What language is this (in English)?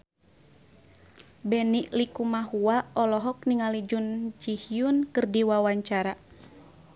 Sundanese